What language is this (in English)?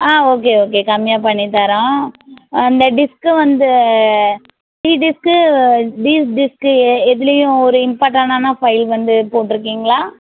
Tamil